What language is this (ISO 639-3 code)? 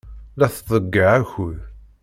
kab